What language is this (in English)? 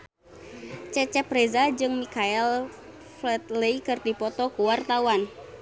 Sundanese